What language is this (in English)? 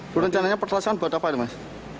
Indonesian